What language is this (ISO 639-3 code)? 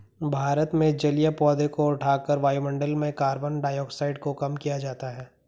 hin